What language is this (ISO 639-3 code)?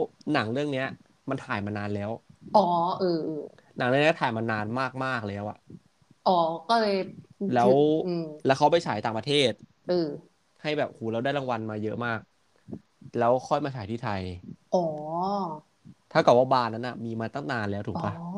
tha